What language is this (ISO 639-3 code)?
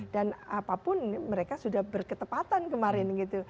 ind